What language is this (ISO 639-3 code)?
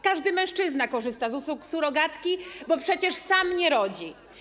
pol